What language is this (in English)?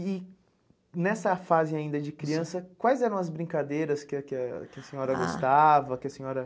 Portuguese